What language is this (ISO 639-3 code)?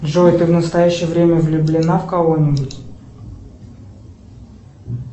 rus